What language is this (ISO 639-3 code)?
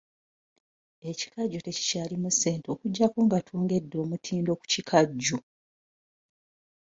lug